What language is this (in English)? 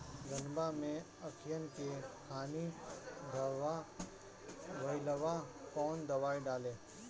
Bhojpuri